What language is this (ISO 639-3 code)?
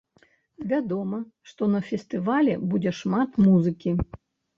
bel